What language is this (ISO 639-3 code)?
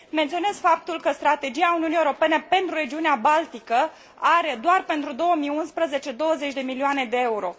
ron